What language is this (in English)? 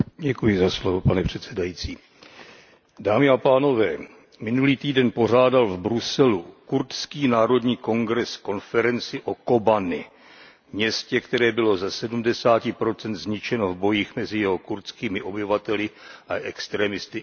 Czech